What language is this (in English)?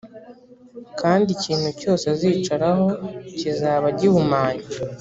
Kinyarwanda